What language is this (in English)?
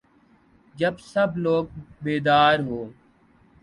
Urdu